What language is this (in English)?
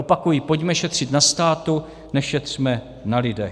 Czech